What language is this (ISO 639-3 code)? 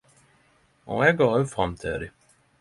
nno